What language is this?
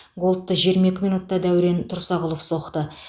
Kazakh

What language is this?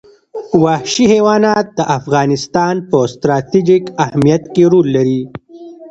Pashto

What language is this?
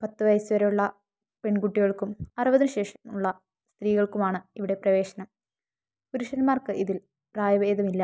Malayalam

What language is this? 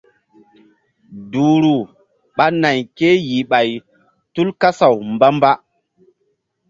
Mbum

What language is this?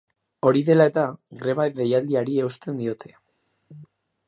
Basque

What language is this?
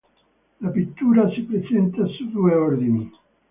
Italian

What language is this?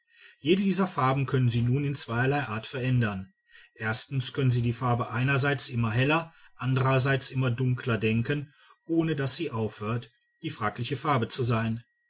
German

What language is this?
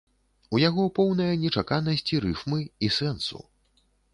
Belarusian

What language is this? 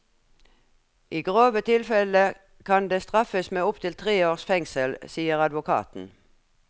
Norwegian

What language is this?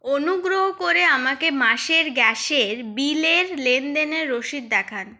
Bangla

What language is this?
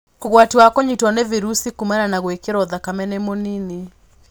Kikuyu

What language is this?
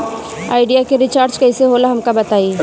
Bhojpuri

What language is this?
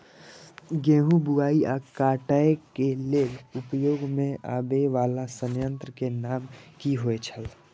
Maithili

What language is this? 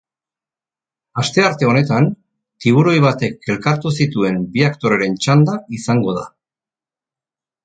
Basque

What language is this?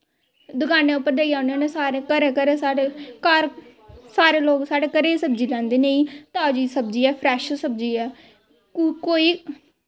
Dogri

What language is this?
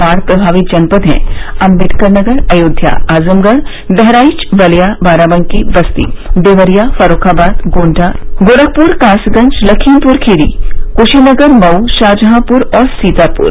Hindi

